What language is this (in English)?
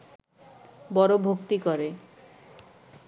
Bangla